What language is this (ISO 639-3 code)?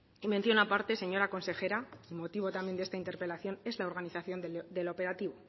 spa